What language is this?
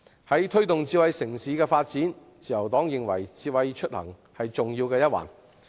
Cantonese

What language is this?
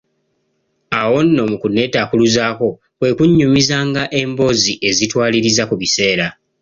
Ganda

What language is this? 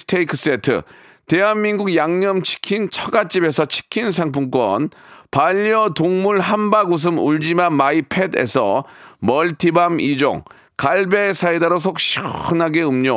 Korean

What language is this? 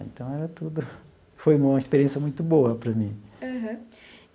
Portuguese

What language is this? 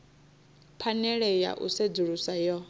Venda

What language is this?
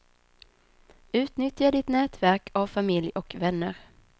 Swedish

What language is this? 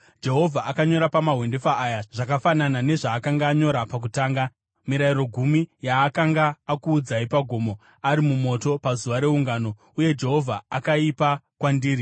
Shona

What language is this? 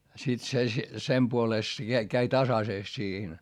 Finnish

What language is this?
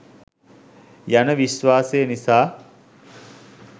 Sinhala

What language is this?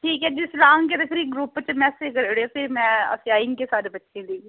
Dogri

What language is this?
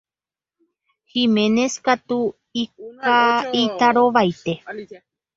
Guarani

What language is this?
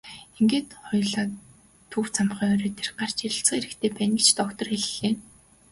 Mongolian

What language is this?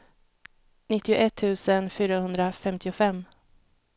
Swedish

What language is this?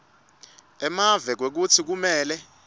Swati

